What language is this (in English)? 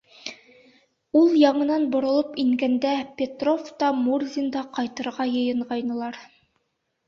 Bashkir